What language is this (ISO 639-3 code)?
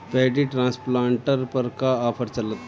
bho